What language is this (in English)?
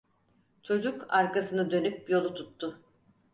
Turkish